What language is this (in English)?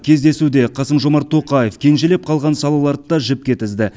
Kazakh